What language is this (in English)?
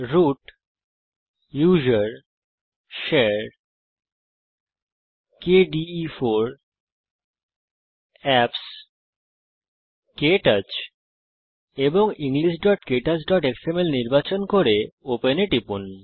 Bangla